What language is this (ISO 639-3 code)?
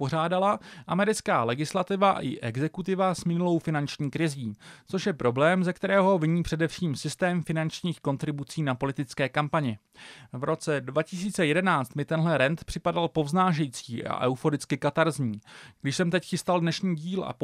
ces